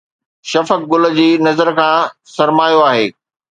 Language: Sindhi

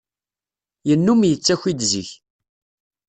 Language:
Kabyle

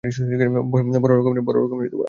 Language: Bangla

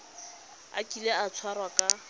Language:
Tswana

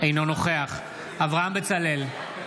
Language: Hebrew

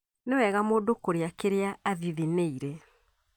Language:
Kikuyu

